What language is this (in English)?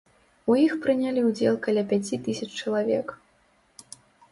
Belarusian